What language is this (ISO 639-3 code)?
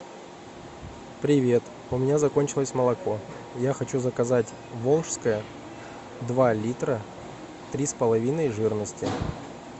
rus